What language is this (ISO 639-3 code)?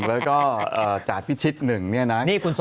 tha